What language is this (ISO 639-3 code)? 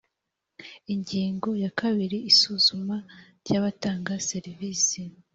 kin